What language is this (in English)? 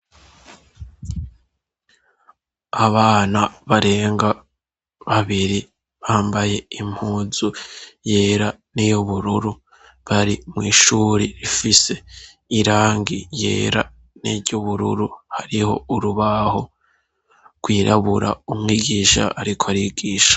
Rundi